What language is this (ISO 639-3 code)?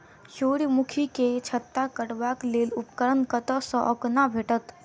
mai